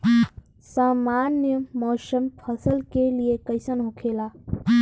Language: Bhojpuri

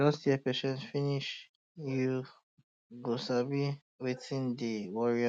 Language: Nigerian Pidgin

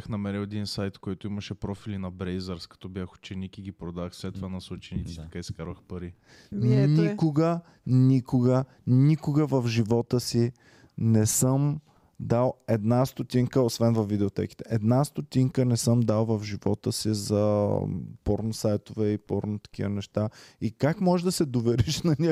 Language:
Bulgarian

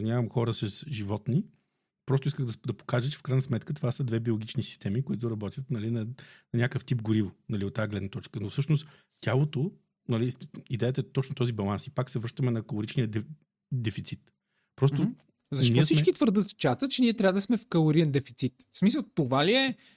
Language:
Bulgarian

